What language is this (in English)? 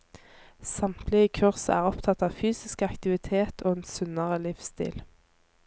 Norwegian